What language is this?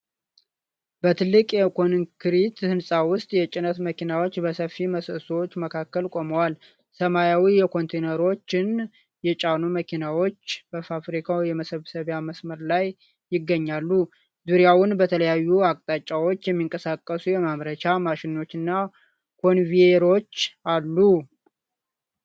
Amharic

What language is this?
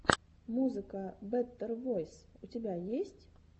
Russian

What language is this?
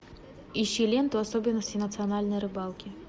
Russian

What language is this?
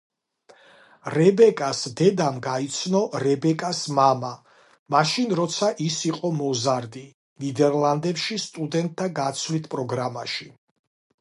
Georgian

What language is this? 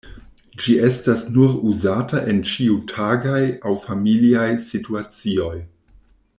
Esperanto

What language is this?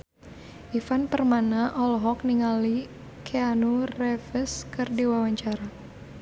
Sundanese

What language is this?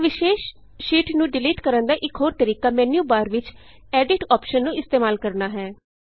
Punjabi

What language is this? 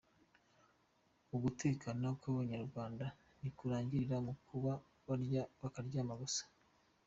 Kinyarwanda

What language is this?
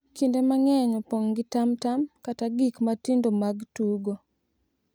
Luo (Kenya and Tanzania)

